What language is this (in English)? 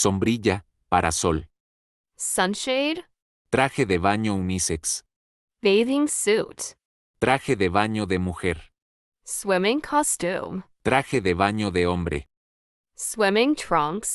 Spanish